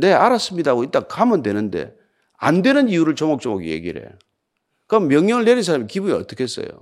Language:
Korean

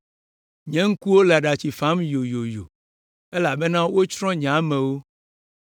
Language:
Ewe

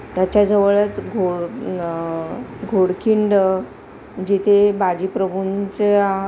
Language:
Marathi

